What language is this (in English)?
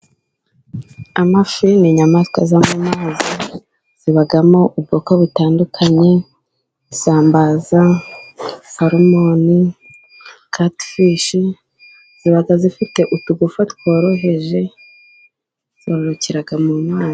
Kinyarwanda